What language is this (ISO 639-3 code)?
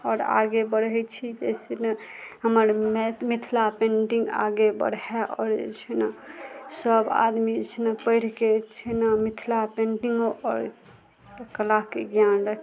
mai